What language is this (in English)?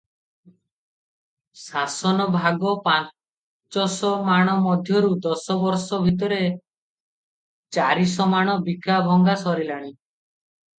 Odia